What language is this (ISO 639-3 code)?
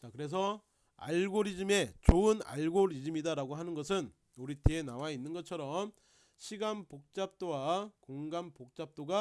kor